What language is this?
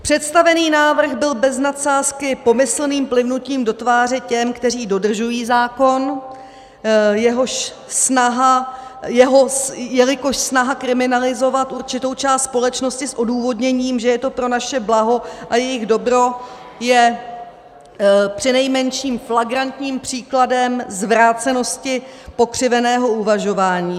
Czech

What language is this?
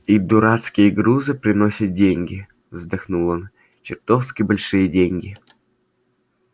Russian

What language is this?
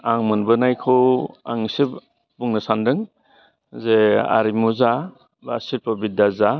Bodo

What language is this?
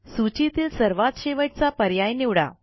Marathi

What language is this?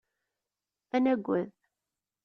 Kabyle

